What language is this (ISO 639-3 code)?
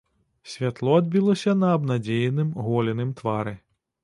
bel